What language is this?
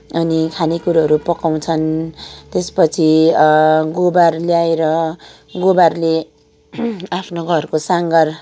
Nepali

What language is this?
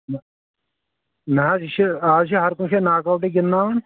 Kashmiri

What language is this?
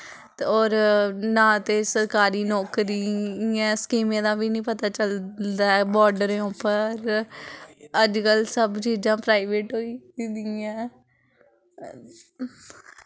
Dogri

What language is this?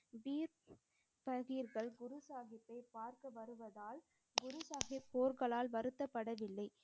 Tamil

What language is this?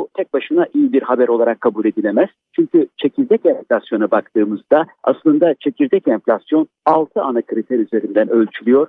Turkish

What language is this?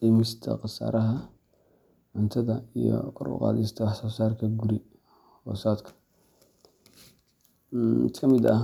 Somali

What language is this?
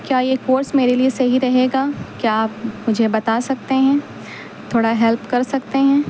Urdu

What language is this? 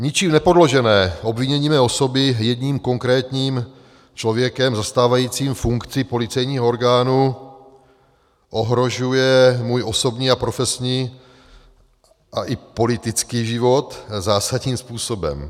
Czech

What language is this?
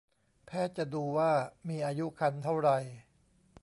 Thai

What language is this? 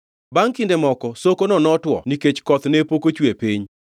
Luo (Kenya and Tanzania)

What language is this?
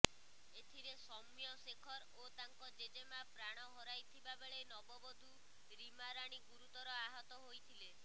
Odia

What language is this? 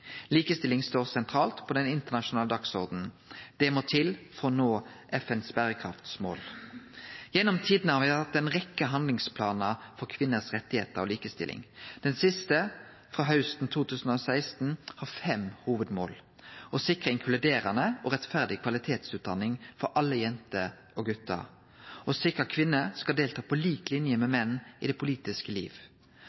Norwegian Nynorsk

